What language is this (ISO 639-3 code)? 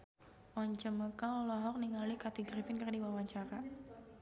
sun